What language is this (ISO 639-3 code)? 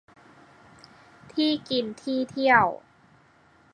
tha